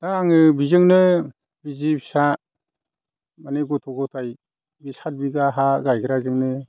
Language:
Bodo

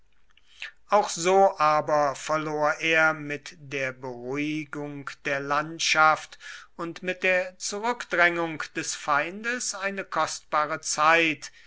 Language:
German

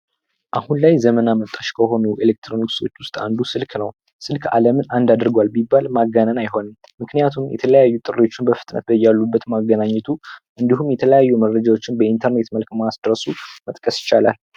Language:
Amharic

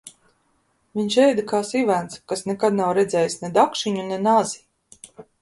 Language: Latvian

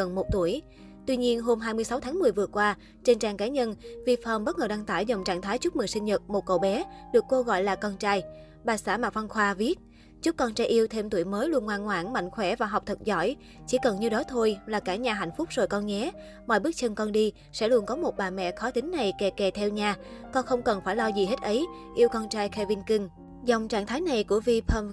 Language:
Vietnamese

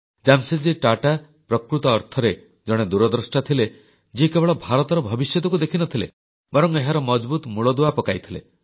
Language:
Odia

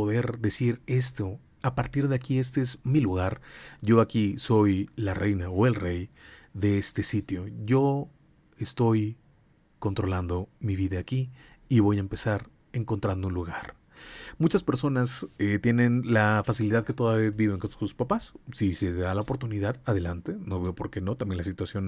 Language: Spanish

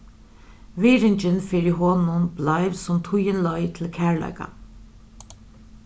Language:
Faroese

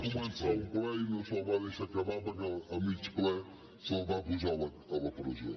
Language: Catalan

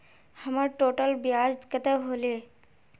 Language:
Magahi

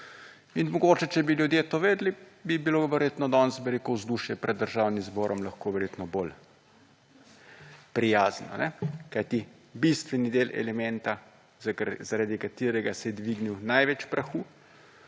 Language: Slovenian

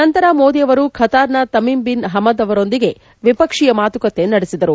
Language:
Kannada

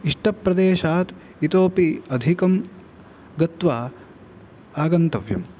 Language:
Sanskrit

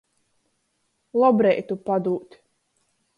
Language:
Latgalian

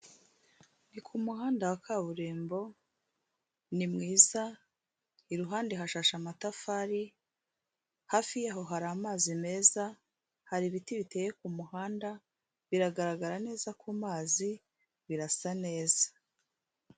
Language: Kinyarwanda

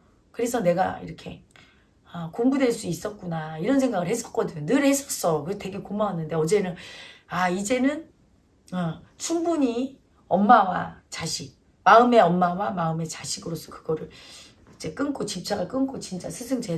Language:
Korean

